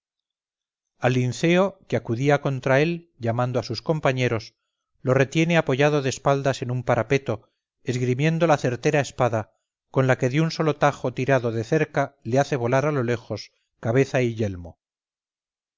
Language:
Spanish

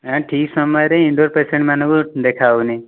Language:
Odia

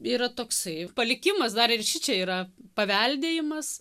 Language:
Lithuanian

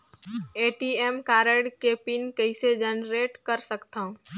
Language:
Chhattisgarhi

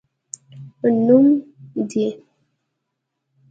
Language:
Pashto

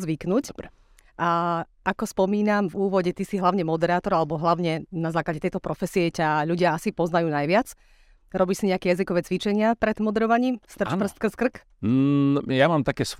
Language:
Slovak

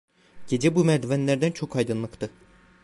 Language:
Turkish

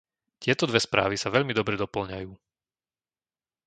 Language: Slovak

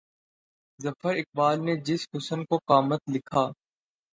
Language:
Urdu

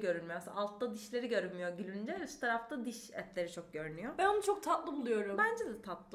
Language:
Turkish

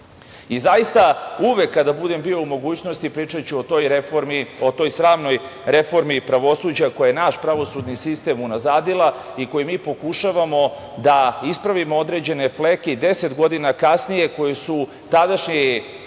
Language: Serbian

